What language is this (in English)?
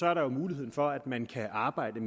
Danish